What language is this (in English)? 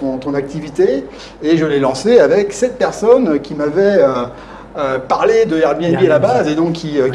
French